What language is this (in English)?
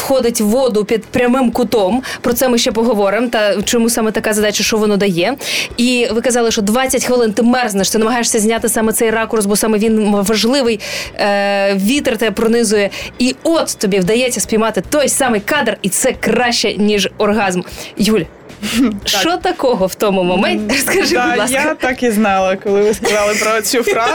Ukrainian